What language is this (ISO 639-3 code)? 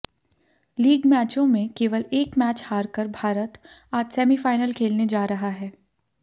hin